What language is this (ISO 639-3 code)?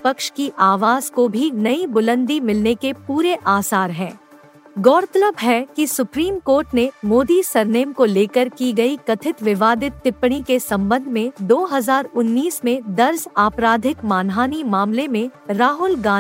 hin